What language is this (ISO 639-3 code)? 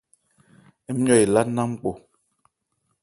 ebr